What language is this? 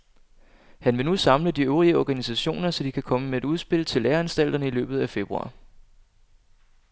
Danish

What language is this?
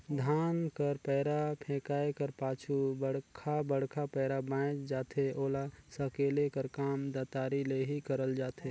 Chhattisgarhi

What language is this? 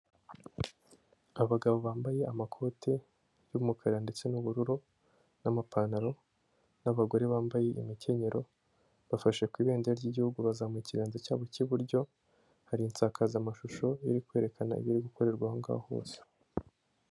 Kinyarwanda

